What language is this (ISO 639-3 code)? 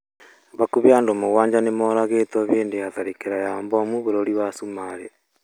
kik